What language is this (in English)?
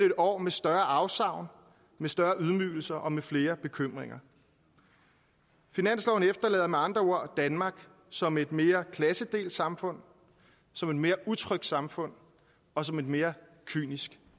Danish